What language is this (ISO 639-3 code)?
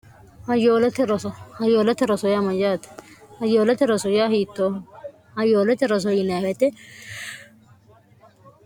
sid